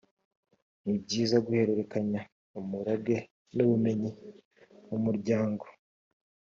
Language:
Kinyarwanda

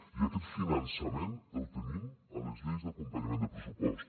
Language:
Catalan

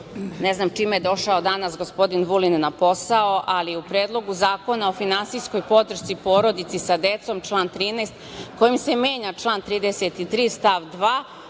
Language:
Serbian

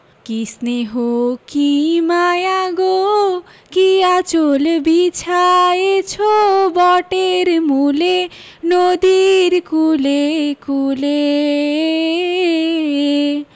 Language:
Bangla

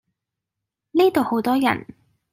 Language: Cantonese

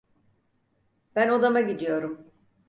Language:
Turkish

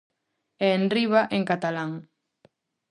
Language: Galician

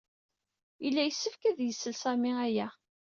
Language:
Kabyle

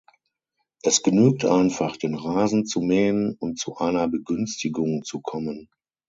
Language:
German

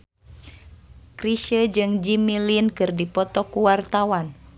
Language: Sundanese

